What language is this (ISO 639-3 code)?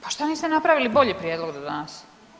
hrv